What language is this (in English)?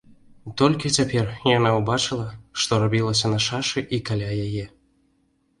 Belarusian